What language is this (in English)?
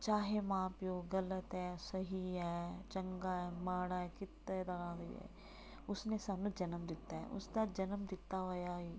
Punjabi